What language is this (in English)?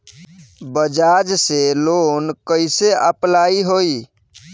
Bhojpuri